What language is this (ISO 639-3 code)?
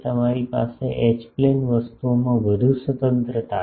guj